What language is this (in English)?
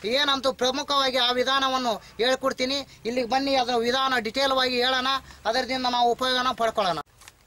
Kannada